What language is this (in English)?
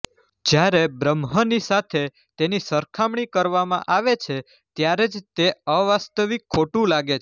Gujarati